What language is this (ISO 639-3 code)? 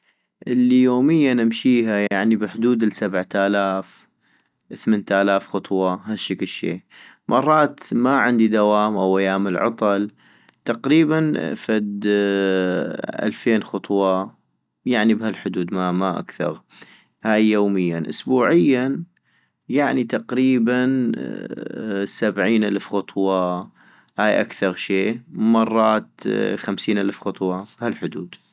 ayp